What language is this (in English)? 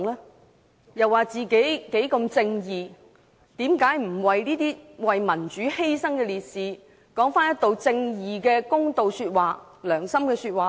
Cantonese